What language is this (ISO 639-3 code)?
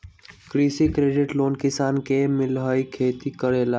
mag